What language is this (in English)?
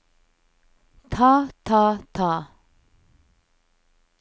Norwegian